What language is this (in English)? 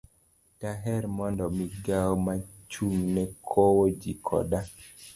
Luo (Kenya and Tanzania)